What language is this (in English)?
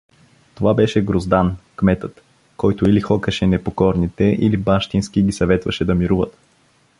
Bulgarian